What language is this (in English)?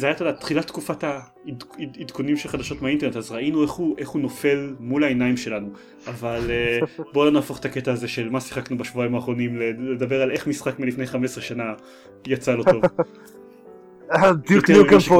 Hebrew